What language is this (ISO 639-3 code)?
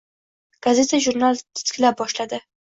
uzb